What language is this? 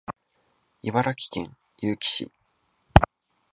Japanese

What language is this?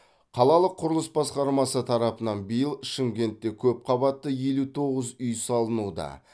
Kazakh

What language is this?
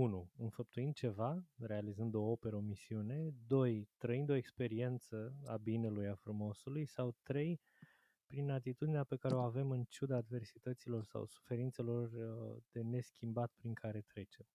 Romanian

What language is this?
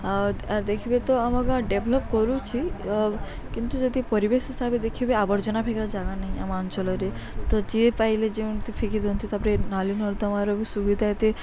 Odia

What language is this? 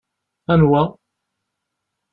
Kabyle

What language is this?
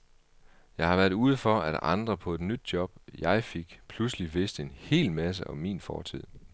Danish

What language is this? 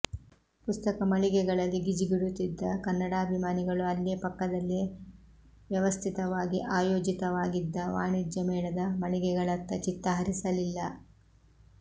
Kannada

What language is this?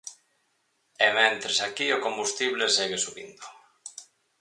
Galician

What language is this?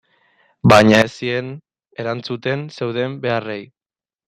Basque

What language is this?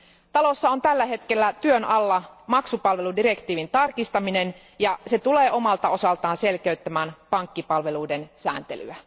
Finnish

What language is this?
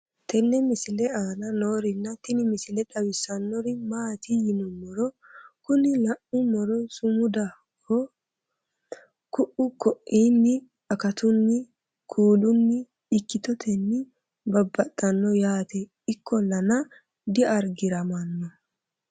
Sidamo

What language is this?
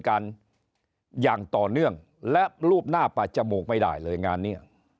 Thai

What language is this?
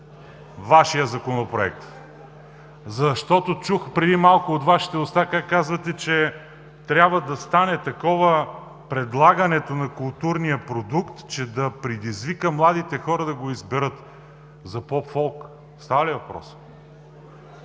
Bulgarian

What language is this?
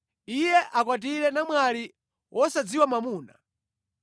Nyanja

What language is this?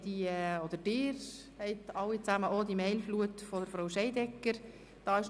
Swiss German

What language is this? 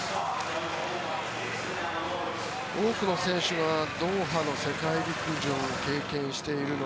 Japanese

